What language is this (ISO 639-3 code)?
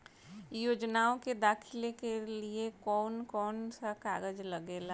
bho